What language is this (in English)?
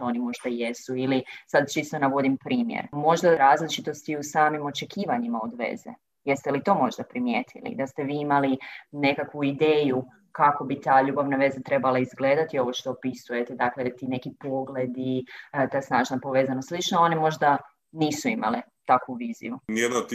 Croatian